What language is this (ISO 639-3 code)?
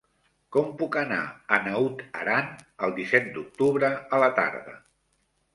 cat